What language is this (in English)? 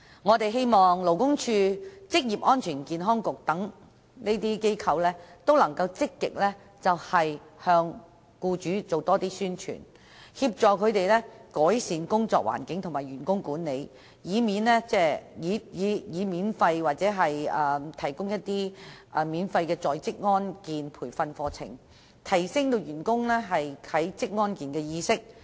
Cantonese